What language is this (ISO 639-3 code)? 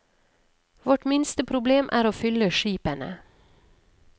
nor